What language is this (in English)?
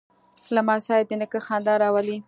Pashto